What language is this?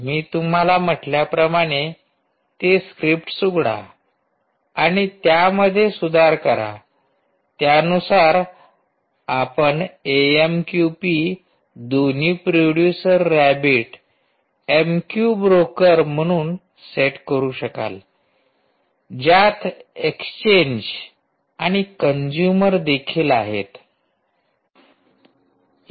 Marathi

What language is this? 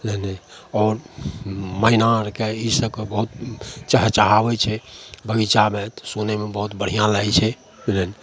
Maithili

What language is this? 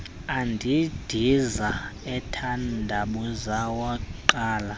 Xhosa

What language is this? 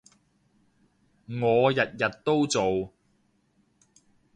Cantonese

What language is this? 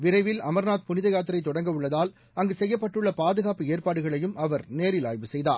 Tamil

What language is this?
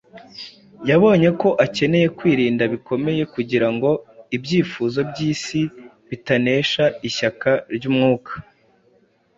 Kinyarwanda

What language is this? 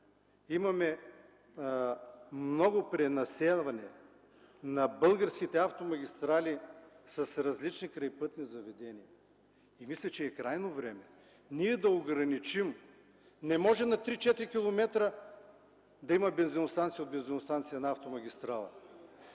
Bulgarian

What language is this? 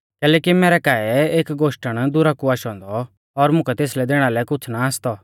Mahasu Pahari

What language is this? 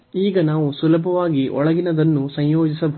Kannada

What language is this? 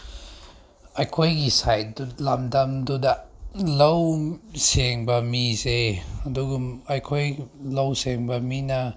Manipuri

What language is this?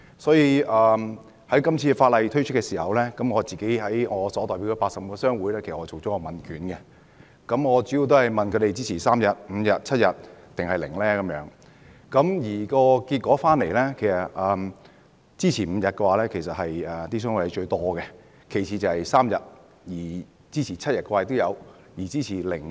Cantonese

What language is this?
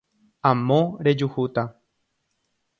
Guarani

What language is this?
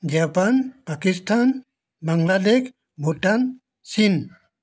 Assamese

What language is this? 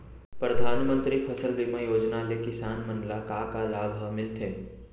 Chhattisgarhi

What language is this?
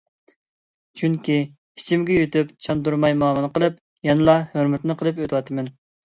Uyghur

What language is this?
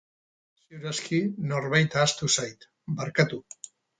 Basque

